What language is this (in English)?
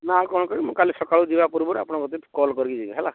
Odia